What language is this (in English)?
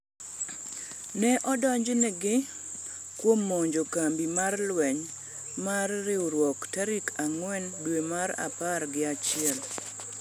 Luo (Kenya and Tanzania)